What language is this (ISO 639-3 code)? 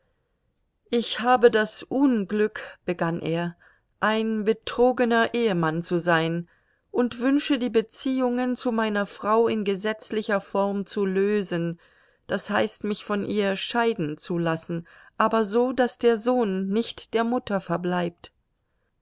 deu